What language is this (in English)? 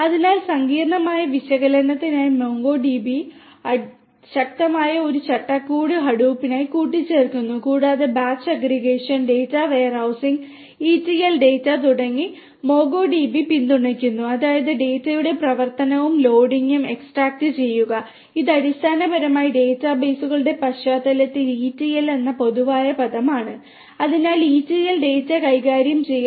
Malayalam